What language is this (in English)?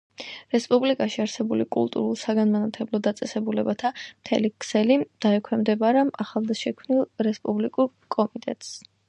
Georgian